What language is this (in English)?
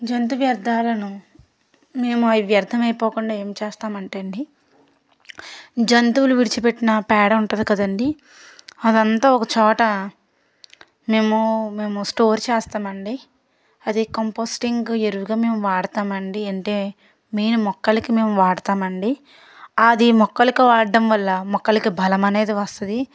Telugu